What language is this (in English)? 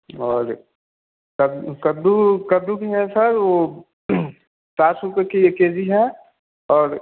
Hindi